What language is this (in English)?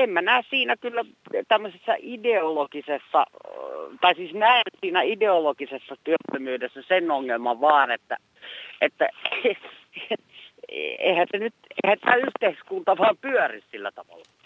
Finnish